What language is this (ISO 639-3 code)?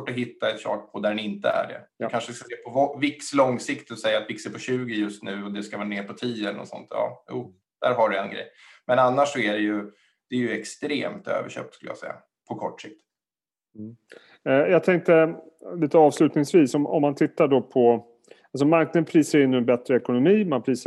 swe